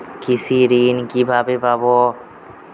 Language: Bangla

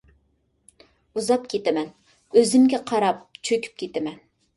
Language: Uyghur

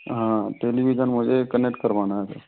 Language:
Hindi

